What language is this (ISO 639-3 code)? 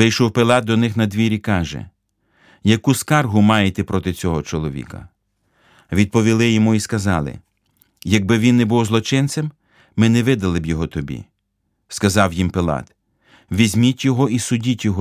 ukr